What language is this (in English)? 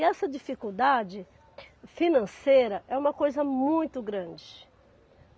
Portuguese